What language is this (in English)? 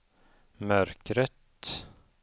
Swedish